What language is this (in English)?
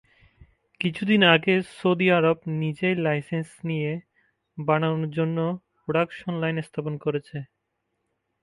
Bangla